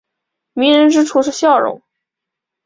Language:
Chinese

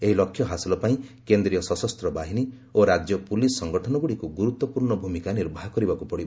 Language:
Odia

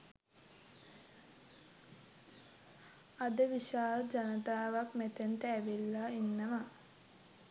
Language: Sinhala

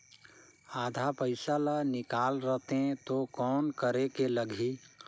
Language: Chhattisgarhi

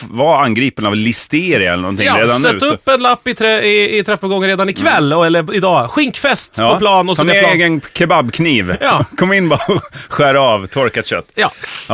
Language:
Swedish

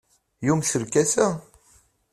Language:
Kabyle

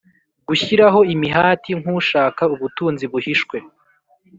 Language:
Kinyarwanda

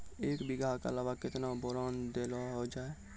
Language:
Maithili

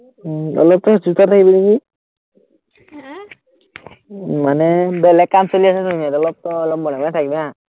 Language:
Assamese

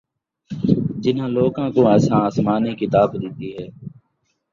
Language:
Saraiki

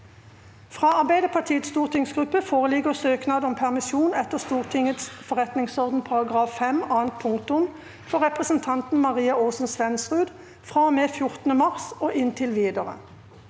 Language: Norwegian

